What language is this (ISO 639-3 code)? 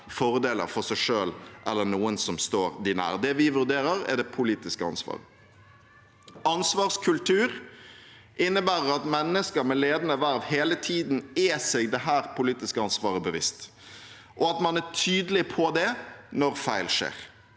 nor